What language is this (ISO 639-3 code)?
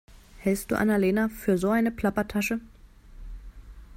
deu